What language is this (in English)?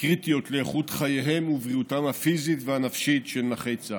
Hebrew